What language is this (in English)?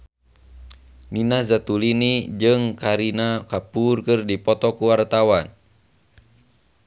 Sundanese